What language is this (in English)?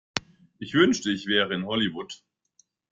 German